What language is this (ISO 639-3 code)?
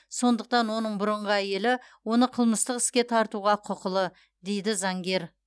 kaz